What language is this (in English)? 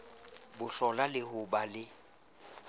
Southern Sotho